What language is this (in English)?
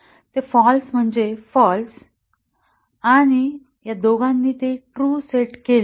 Marathi